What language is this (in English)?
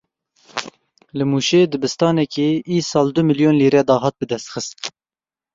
Kurdish